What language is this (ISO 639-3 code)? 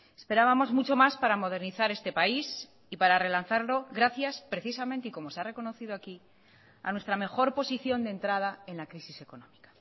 spa